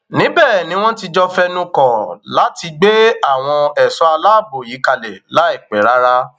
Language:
Yoruba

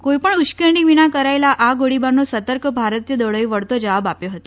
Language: Gujarati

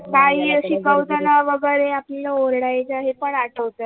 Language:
Marathi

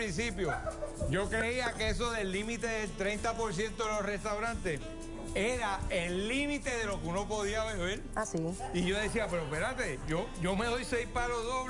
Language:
Spanish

